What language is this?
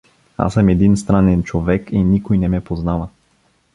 Bulgarian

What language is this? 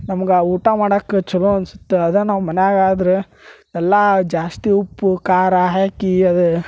Kannada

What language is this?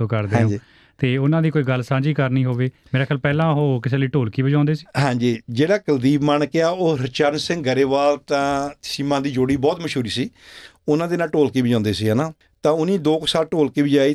Punjabi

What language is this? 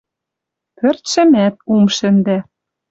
Western Mari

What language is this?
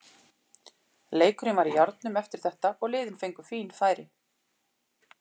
Icelandic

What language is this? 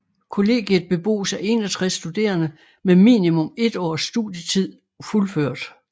Danish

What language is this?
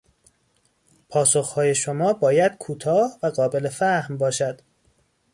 Persian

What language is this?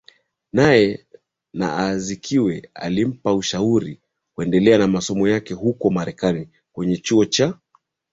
Swahili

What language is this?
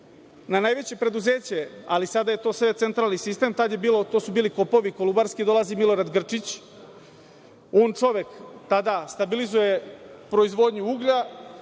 Serbian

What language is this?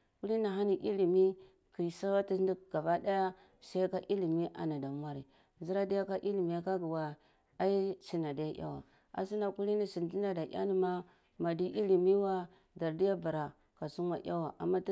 Cibak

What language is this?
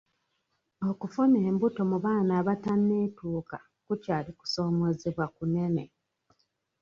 Ganda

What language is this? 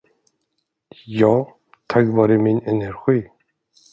Swedish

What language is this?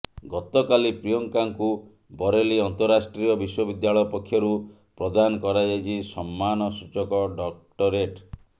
Odia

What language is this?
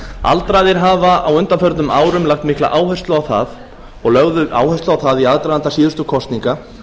Icelandic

